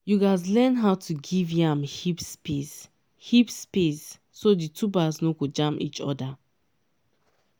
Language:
Nigerian Pidgin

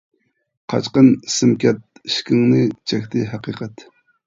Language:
Uyghur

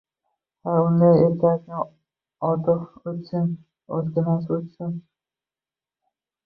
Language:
Uzbek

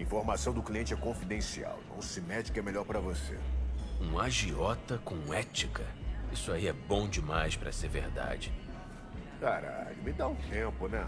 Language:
Portuguese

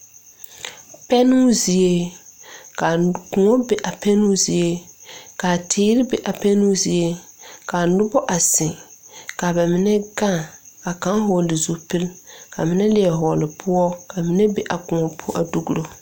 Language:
Southern Dagaare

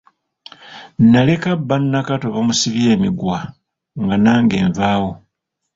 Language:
Ganda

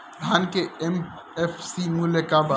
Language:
Bhojpuri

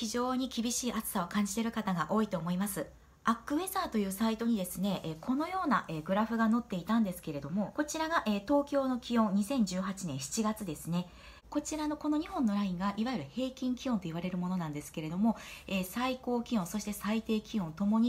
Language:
Japanese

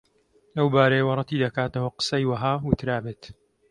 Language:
Central Kurdish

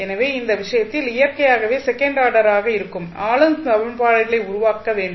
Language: Tamil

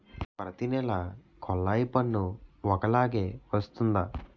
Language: Telugu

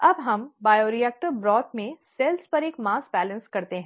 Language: Hindi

